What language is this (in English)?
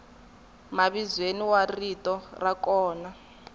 Tsonga